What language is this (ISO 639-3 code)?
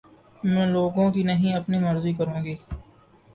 urd